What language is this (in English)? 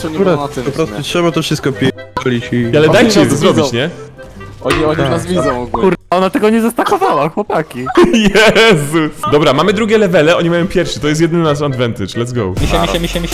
Polish